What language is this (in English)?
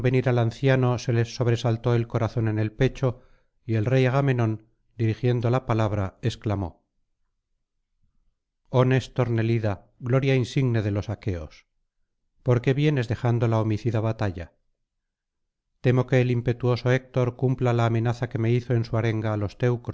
Spanish